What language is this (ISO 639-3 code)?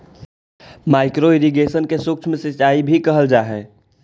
mag